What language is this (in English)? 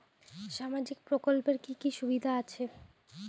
Bangla